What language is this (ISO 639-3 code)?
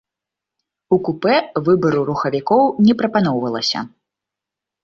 bel